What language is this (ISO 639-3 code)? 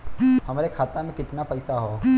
bho